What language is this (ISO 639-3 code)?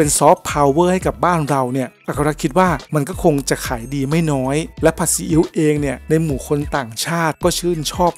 tha